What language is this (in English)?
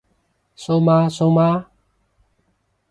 Cantonese